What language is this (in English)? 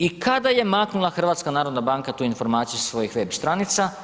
Croatian